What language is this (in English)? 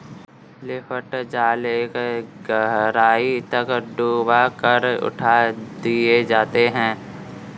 Hindi